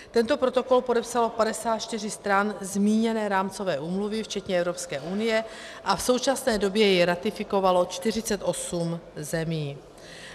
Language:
Czech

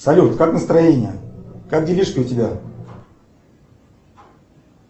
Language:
Russian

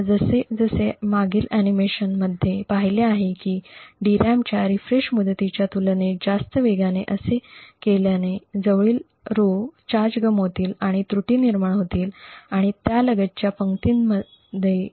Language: Marathi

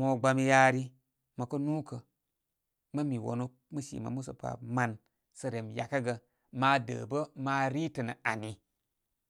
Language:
Koma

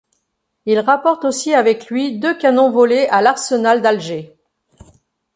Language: French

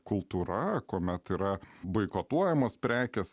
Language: Lithuanian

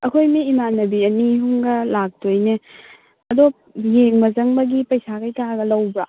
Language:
Manipuri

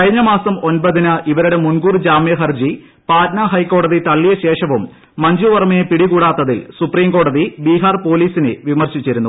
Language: Malayalam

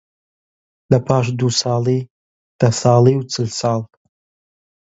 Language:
Central Kurdish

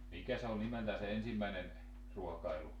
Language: Finnish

